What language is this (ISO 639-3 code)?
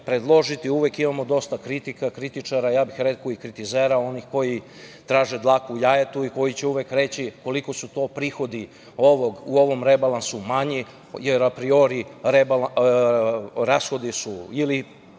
srp